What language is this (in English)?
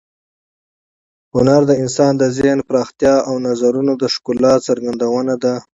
Pashto